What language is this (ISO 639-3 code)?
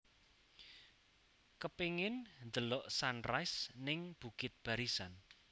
jav